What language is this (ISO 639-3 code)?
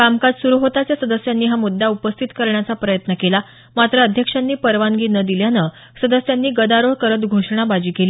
mar